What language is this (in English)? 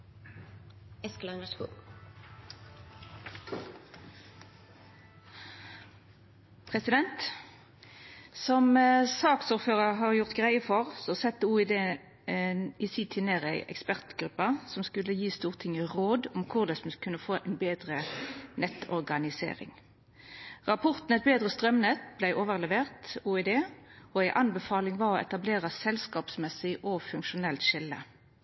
Norwegian Nynorsk